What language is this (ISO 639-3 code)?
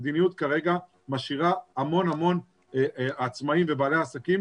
heb